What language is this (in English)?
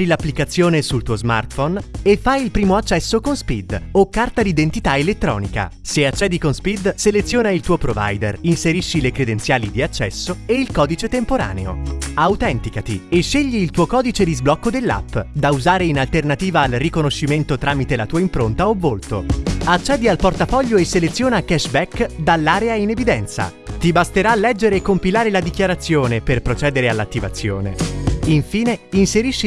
Italian